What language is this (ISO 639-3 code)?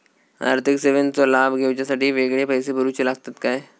mar